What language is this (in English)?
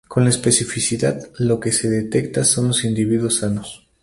Spanish